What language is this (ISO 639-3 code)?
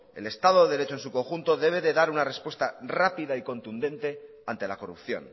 spa